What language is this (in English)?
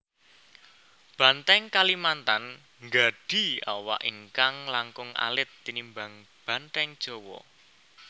Javanese